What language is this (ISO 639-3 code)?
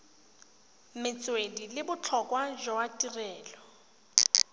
tsn